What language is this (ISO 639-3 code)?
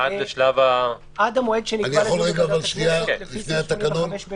heb